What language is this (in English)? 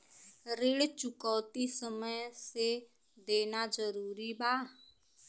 Bhojpuri